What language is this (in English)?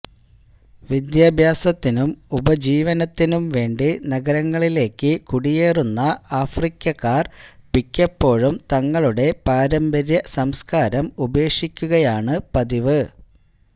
Malayalam